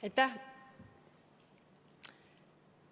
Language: Estonian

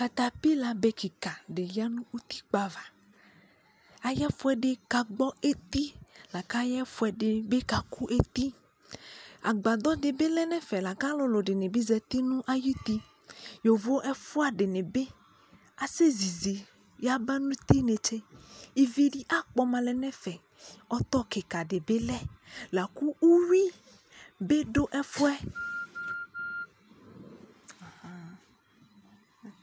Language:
Ikposo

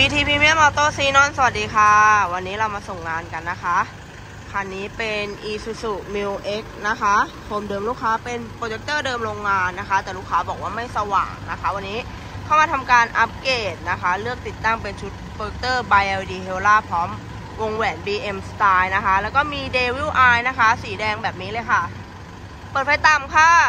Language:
Thai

